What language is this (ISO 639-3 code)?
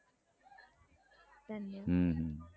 guj